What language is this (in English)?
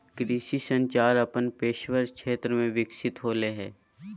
Magahi